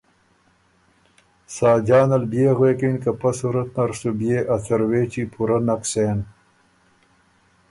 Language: Ormuri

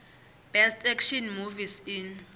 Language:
South Ndebele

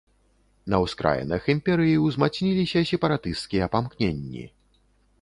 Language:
Belarusian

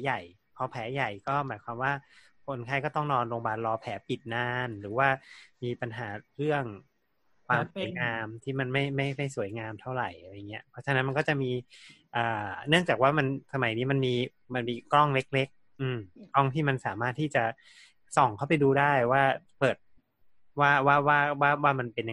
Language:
Thai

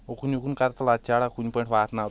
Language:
Kashmiri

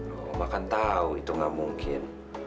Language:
Indonesian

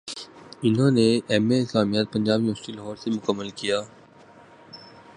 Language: Urdu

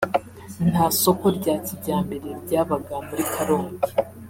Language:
Kinyarwanda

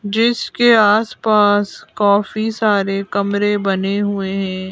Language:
Hindi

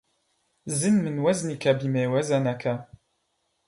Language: Arabic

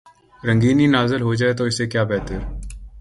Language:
Urdu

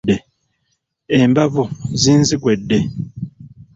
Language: Ganda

